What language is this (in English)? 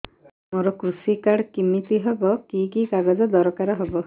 Odia